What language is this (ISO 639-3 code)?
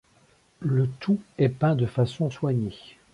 fra